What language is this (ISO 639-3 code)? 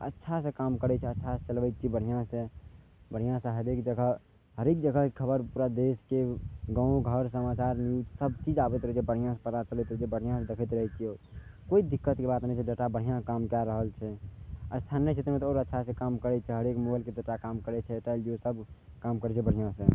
mai